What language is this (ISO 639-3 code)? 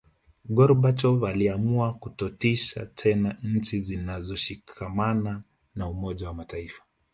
swa